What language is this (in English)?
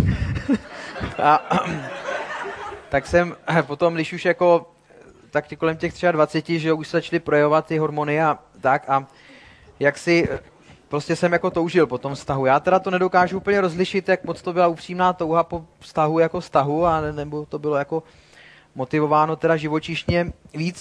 Czech